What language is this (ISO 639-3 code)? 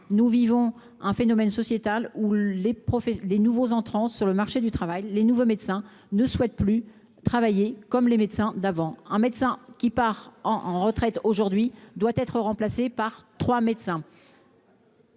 fra